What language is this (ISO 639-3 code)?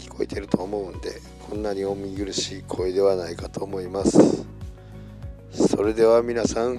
jpn